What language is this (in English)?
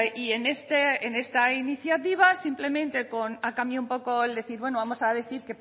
Spanish